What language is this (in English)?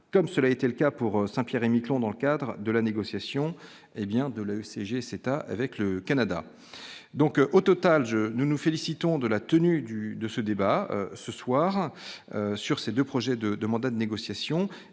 French